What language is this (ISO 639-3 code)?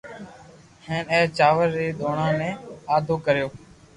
lrk